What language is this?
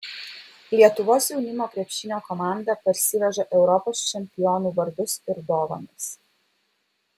Lithuanian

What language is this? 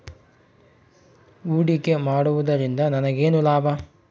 Kannada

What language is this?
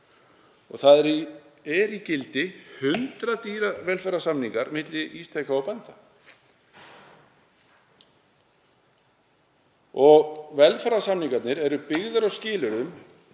Icelandic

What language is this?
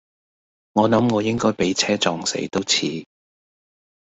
Cantonese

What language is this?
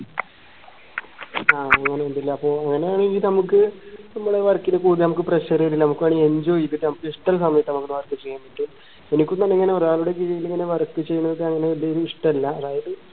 Malayalam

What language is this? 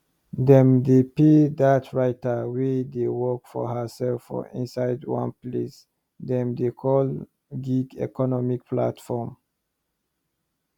Nigerian Pidgin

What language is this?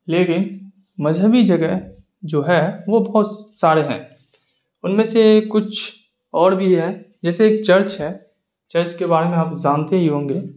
Urdu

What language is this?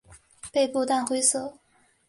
Chinese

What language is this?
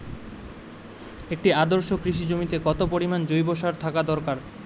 Bangla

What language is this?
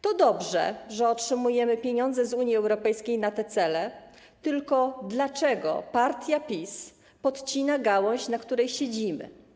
Polish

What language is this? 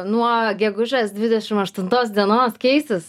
Lithuanian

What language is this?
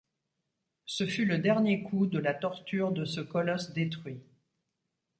French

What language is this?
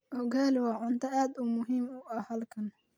Somali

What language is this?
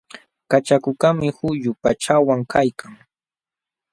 Jauja Wanca Quechua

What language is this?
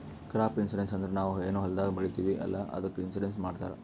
Kannada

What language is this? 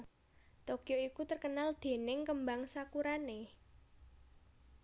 Javanese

